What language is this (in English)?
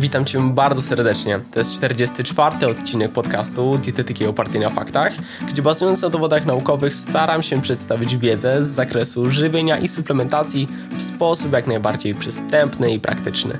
Polish